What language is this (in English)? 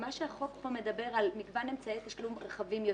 Hebrew